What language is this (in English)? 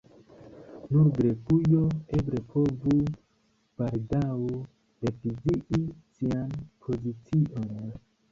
Esperanto